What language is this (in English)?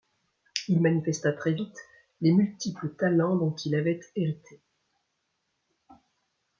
French